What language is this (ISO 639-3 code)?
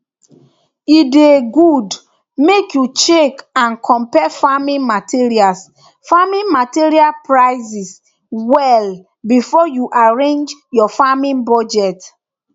pcm